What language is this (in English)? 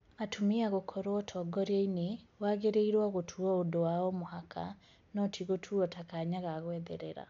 Kikuyu